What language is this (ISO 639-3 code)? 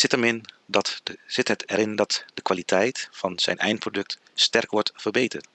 nld